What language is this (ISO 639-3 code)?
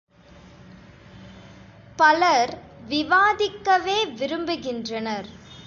tam